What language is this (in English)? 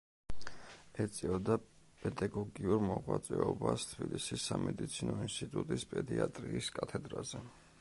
Georgian